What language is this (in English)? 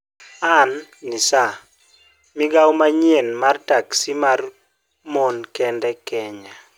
Luo (Kenya and Tanzania)